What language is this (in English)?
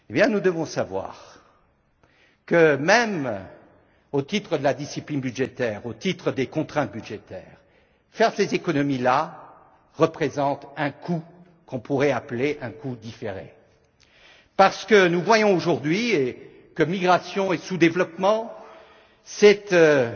French